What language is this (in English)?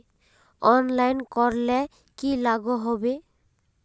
Magahi